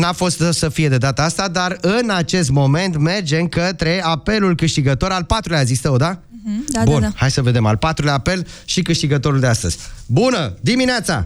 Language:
Romanian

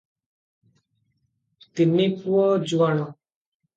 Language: Odia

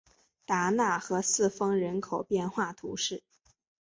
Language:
Chinese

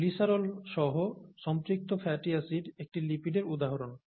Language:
Bangla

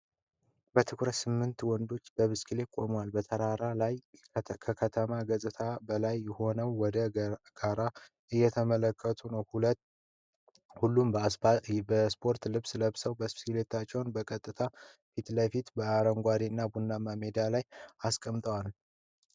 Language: Amharic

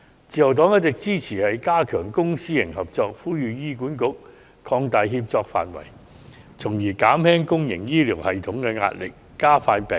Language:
Cantonese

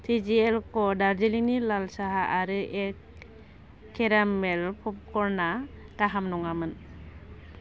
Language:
Bodo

